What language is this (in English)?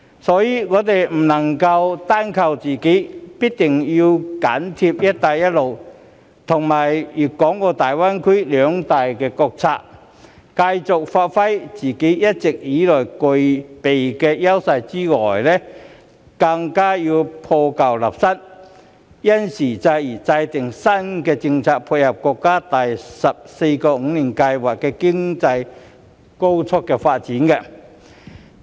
Cantonese